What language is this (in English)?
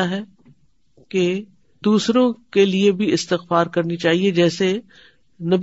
Urdu